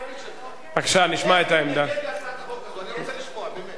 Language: Hebrew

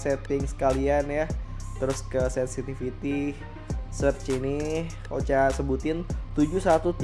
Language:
Indonesian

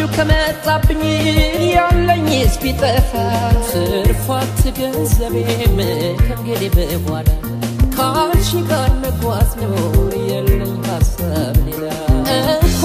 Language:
Arabic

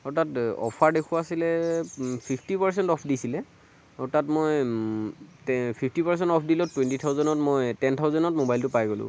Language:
Assamese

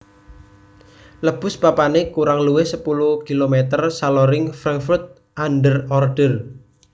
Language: Javanese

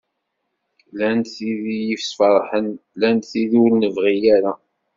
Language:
Kabyle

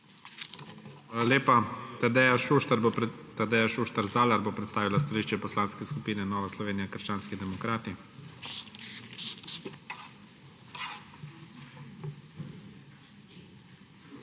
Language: Slovenian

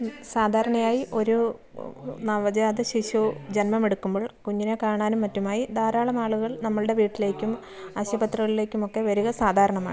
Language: Malayalam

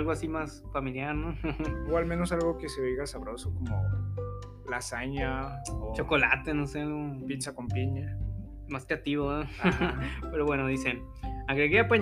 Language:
Spanish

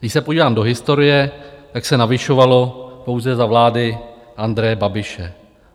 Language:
Czech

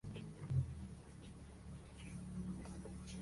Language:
Spanish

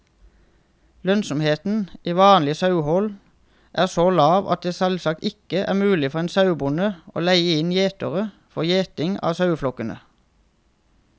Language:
Norwegian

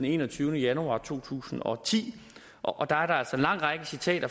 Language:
Danish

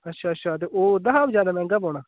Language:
Dogri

